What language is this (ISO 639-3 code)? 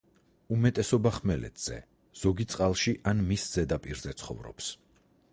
kat